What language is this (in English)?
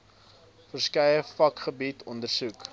Afrikaans